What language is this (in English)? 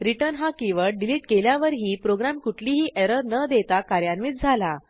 Marathi